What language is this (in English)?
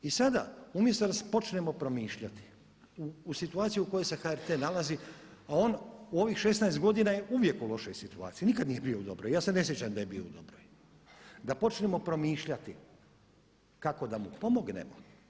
Croatian